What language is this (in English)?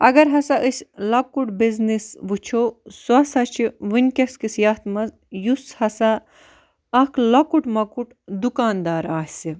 Kashmiri